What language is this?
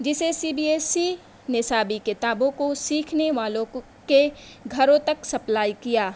Urdu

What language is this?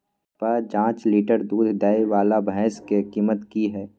Maithili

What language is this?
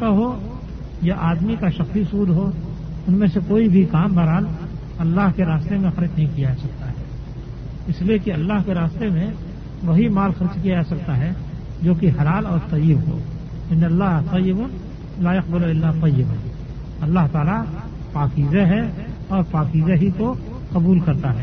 Urdu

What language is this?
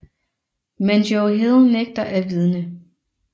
Danish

